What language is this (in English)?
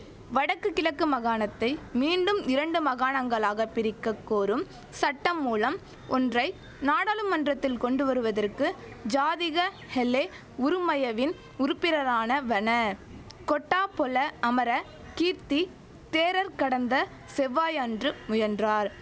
Tamil